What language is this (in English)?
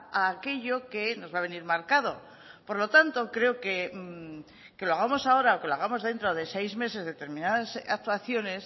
Spanish